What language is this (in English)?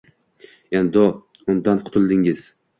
Uzbek